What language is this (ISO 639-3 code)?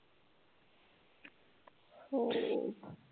mar